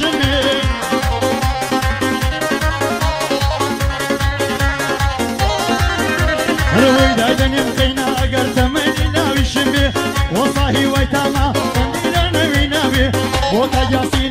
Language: Arabic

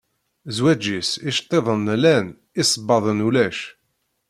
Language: Kabyle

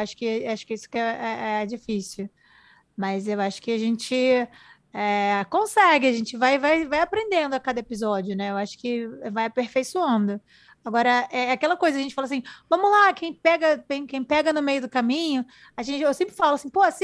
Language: Portuguese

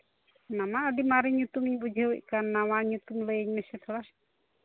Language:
Santali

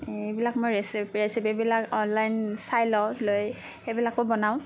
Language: Assamese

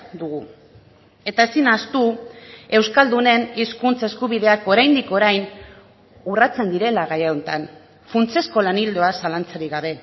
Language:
Basque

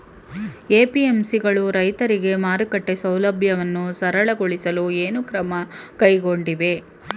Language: Kannada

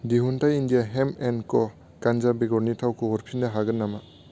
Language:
Bodo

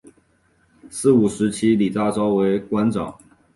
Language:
Chinese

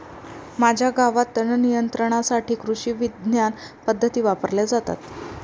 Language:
Marathi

